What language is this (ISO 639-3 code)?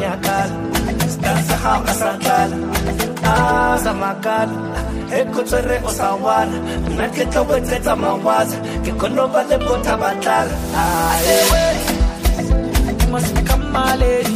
swa